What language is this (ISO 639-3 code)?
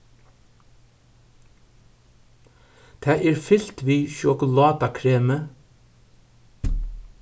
fao